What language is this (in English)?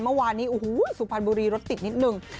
Thai